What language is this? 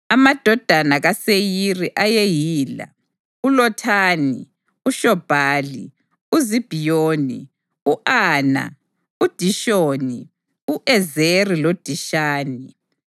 North Ndebele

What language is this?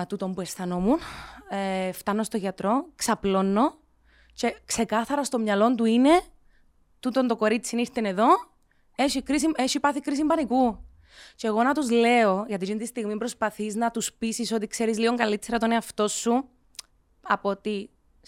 Greek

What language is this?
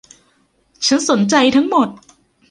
Thai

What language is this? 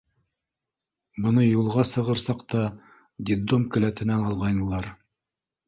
Bashkir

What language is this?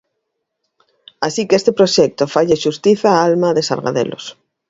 Galician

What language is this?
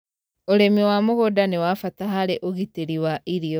Kikuyu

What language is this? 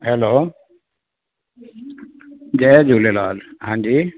Sindhi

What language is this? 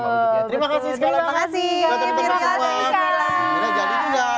Indonesian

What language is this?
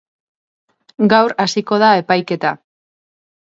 Basque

